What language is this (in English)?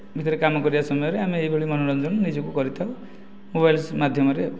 Odia